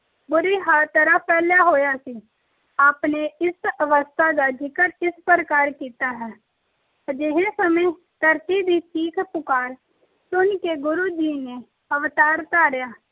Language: Punjabi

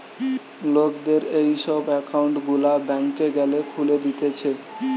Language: Bangla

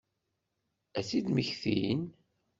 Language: Kabyle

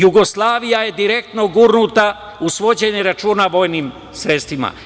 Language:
Serbian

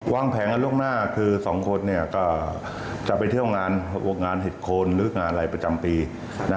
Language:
Thai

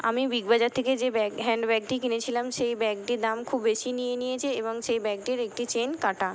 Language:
Bangla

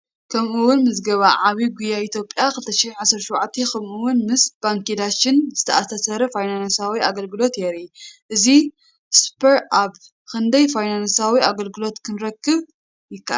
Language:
Tigrinya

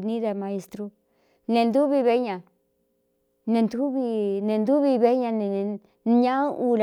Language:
Cuyamecalco Mixtec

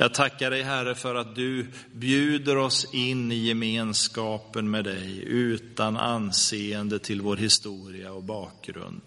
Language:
Swedish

